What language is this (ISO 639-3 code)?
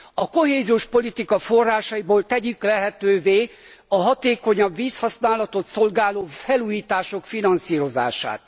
hun